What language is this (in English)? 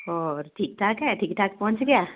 Punjabi